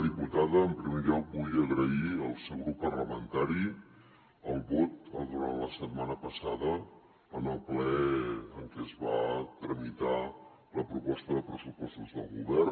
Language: Catalan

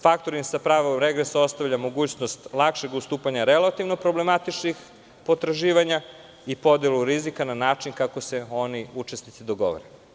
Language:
Serbian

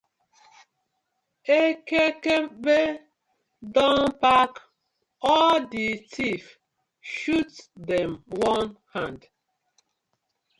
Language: Nigerian Pidgin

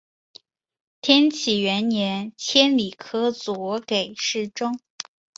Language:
Chinese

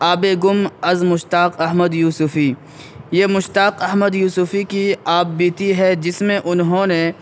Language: Urdu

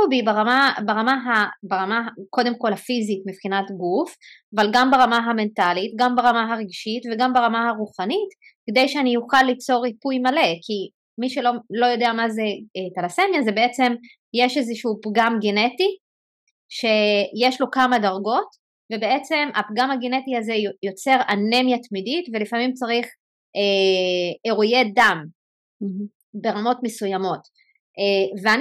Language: Hebrew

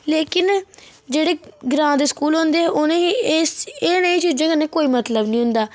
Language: Dogri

